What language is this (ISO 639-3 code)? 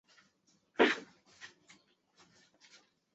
zho